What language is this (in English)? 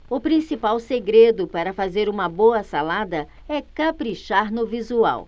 Portuguese